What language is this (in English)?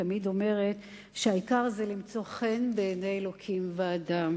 Hebrew